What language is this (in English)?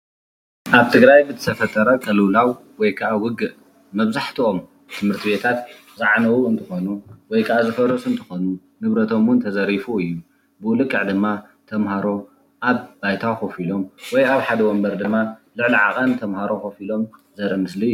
Tigrinya